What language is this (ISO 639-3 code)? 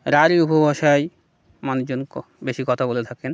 ben